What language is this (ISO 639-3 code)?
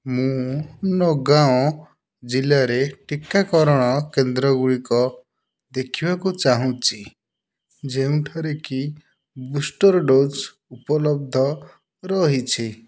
ori